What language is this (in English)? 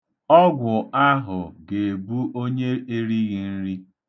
Igbo